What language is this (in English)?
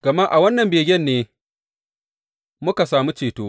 Hausa